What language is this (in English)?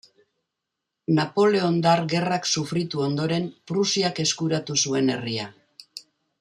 Basque